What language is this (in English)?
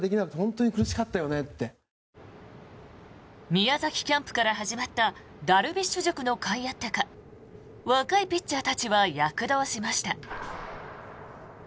Japanese